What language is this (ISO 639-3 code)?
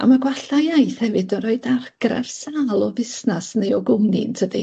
cym